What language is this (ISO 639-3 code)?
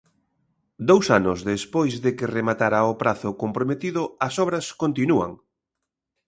glg